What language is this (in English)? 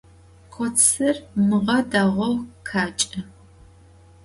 Adyghe